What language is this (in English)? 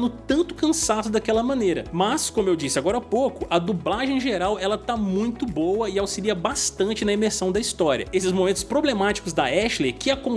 Portuguese